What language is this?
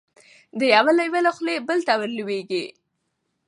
Pashto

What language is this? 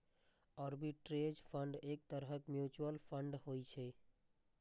Maithili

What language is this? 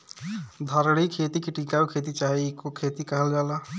Bhojpuri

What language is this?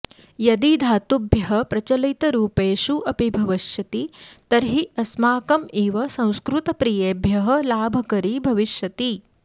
Sanskrit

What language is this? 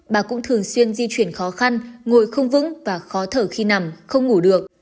Vietnamese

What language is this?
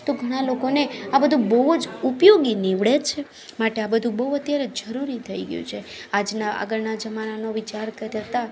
Gujarati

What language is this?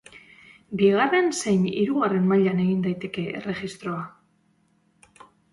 Basque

